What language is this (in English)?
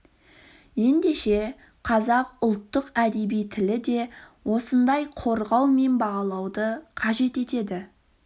Kazakh